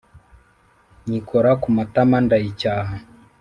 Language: Kinyarwanda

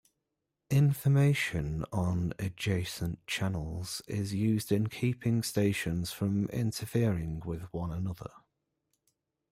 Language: English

